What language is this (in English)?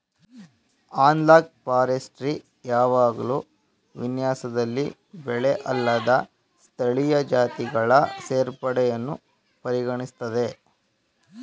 Kannada